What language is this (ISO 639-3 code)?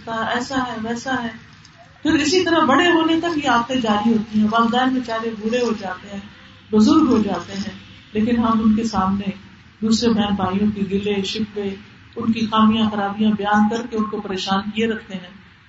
urd